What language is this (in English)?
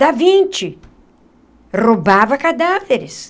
Portuguese